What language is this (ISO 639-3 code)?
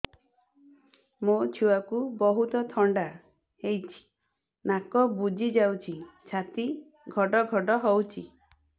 ori